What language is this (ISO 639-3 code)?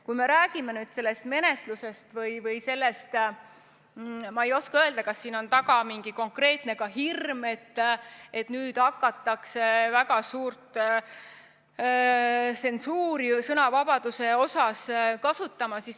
est